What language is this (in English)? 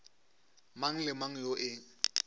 Northern Sotho